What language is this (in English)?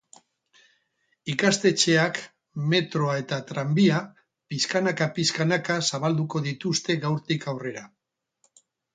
Basque